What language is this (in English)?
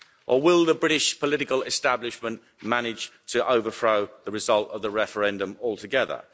English